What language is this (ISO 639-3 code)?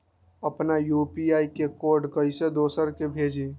mag